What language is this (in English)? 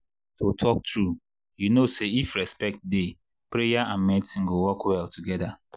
Nigerian Pidgin